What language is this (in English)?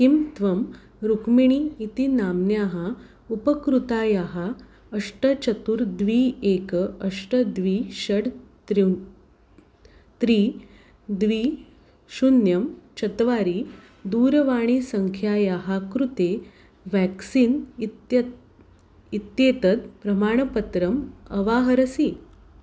Sanskrit